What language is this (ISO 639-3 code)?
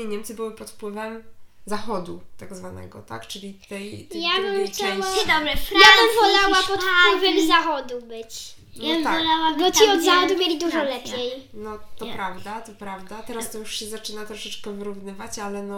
pol